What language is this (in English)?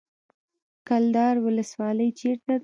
Pashto